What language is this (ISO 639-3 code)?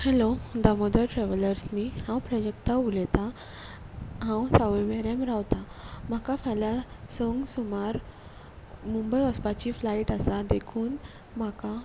kok